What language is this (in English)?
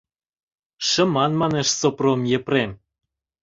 Mari